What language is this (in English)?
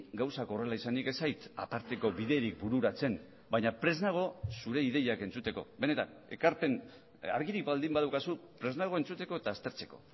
Basque